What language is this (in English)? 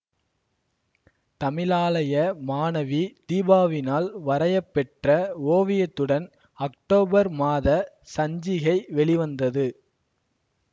Tamil